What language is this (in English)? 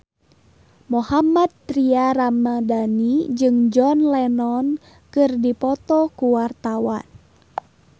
Sundanese